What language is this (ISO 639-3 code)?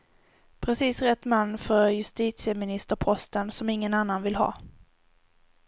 swe